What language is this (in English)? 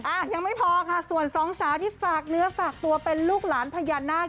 Thai